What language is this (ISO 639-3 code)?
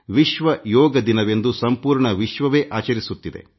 kan